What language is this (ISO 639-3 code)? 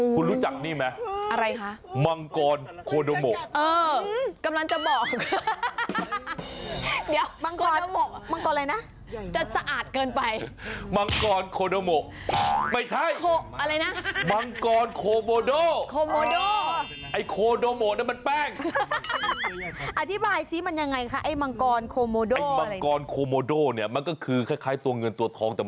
tha